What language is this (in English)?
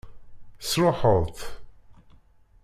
Kabyle